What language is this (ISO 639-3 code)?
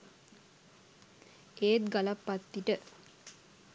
sin